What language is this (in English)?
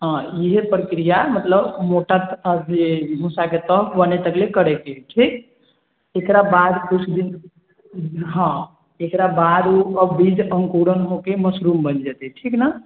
Maithili